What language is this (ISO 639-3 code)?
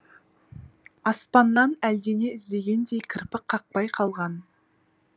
kaz